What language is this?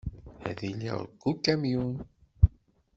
Kabyle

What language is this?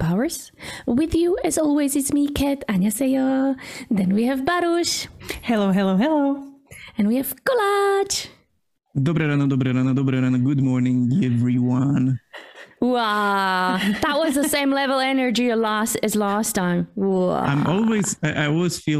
English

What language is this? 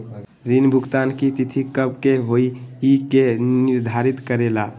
Magahi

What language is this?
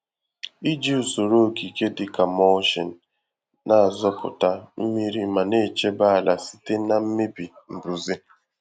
Igbo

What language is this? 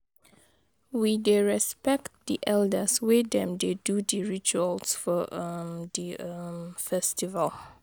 Nigerian Pidgin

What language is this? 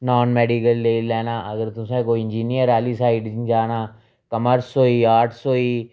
Dogri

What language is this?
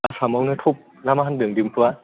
Bodo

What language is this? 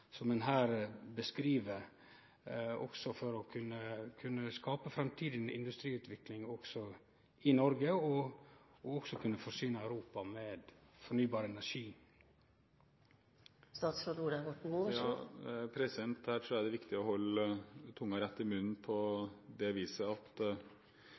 Norwegian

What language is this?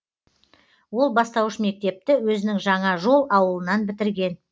Kazakh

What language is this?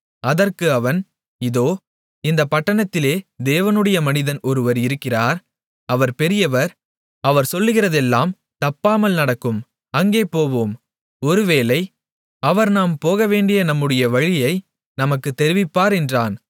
Tamil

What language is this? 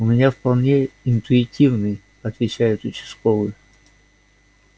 Russian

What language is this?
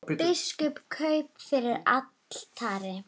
Icelandic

